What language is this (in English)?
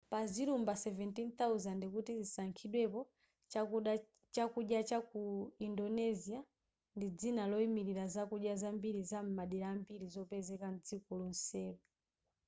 Nyanja